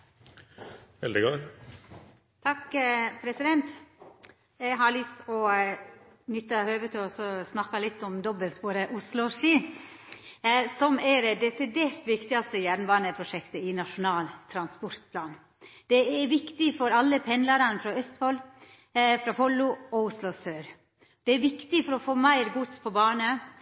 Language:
Norwegian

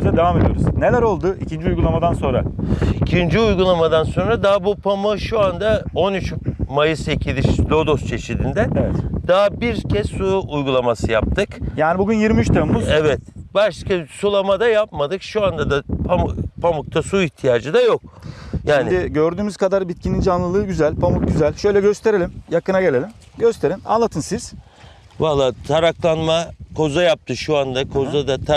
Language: Turkish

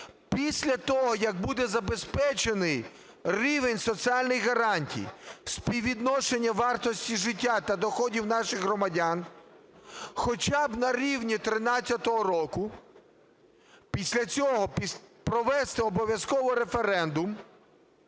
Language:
Ukrainian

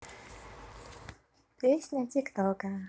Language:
Russian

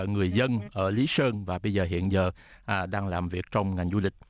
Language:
Vietnamese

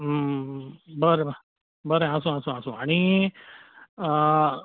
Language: Konkani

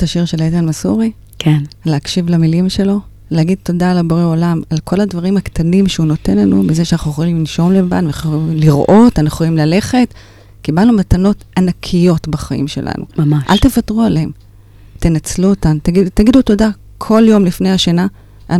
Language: Hebrew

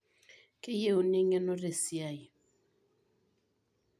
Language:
Masai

